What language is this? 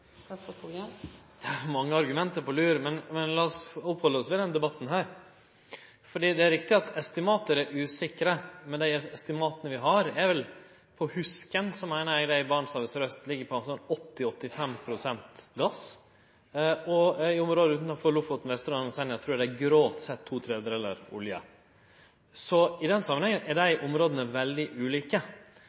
Norwegian Nynorsk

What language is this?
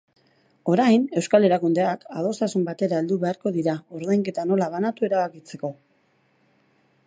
Basque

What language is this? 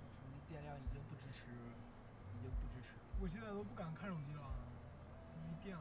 Chinese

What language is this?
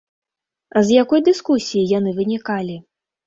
Belarusian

